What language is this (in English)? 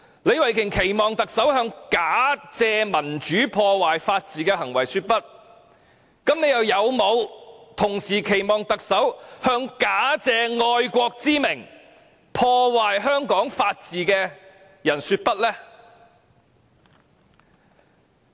Cantonese